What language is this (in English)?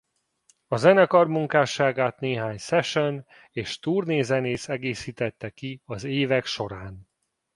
Hungarian